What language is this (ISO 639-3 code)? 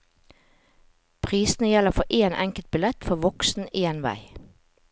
nor